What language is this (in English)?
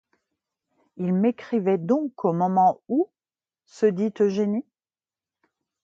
French